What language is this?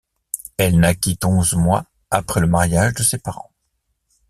French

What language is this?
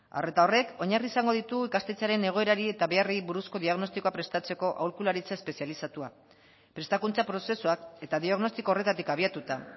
Basque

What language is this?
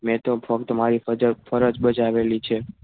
Gujarati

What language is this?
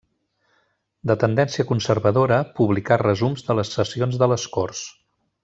Catalan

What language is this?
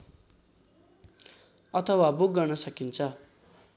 Nepali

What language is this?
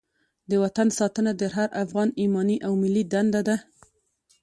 Pashto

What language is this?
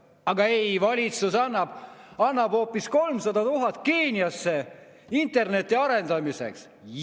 Estonian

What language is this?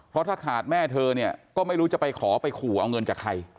Thai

